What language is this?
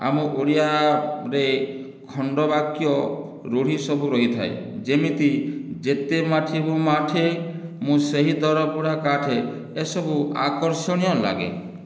Odia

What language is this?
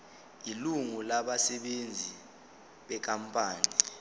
Zulu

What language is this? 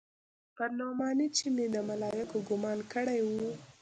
Pashto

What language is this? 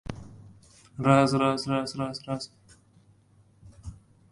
Uzbek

